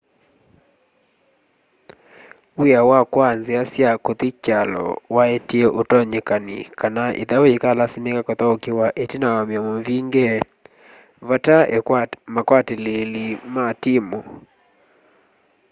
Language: Kamba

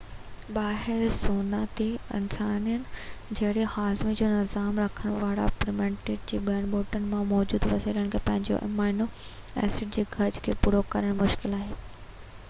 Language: Sindhi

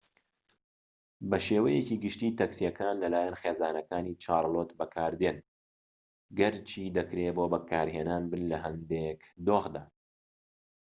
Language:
Central Kurdish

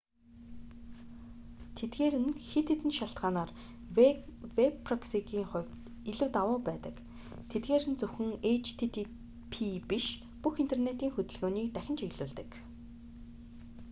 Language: Mongolian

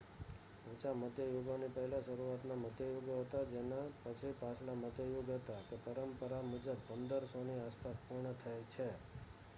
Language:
Gujarati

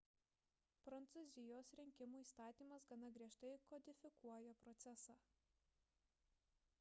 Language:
Lithuanian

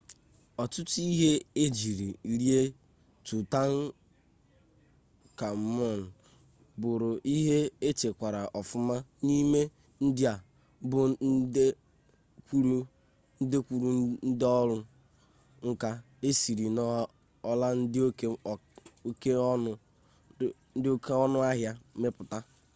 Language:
Igbo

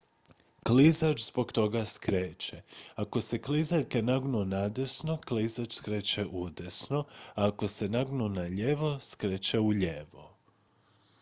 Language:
Croatian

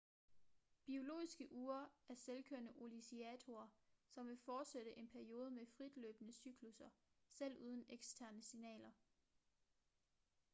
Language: Danish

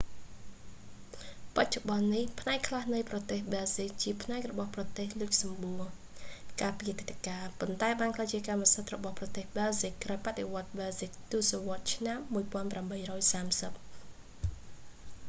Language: Khmer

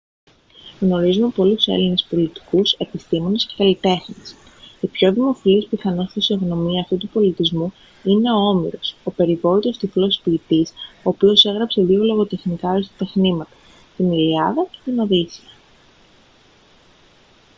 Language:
Greek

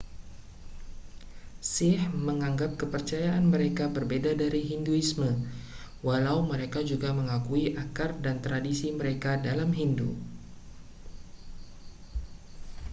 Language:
Indonesian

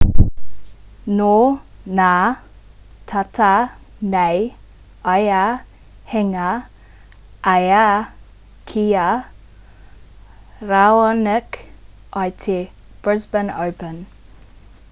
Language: Māori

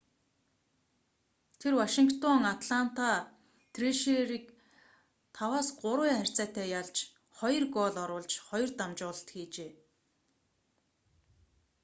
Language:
Mongolian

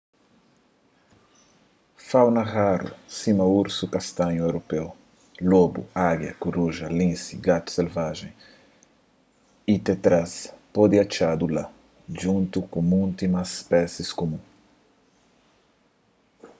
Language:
Kabuverdianu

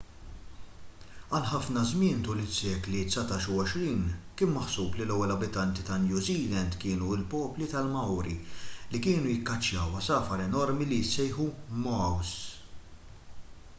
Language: Maltese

